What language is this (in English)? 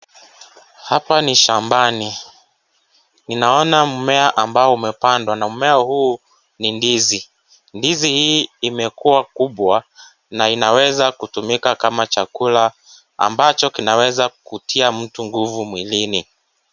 Swahili